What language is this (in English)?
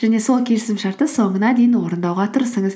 Kazakh